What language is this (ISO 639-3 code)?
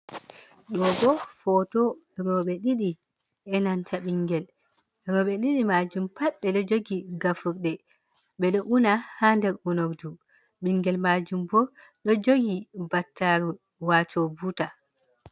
ful